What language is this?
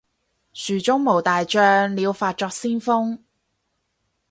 Cantonese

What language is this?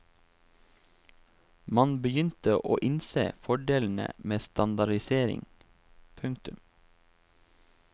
Norwegian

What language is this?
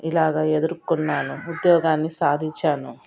Telugu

